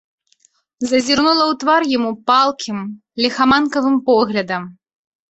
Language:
Belarusian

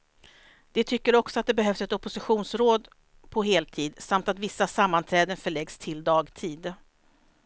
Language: Swedish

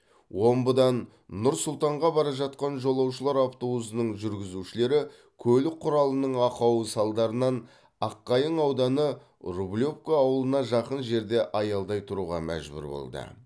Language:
Kazakh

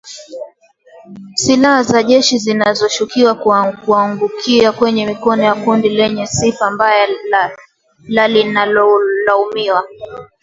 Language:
Swahili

